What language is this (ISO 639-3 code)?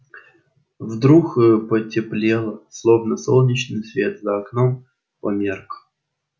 rus